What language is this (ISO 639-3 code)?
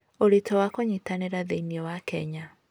kik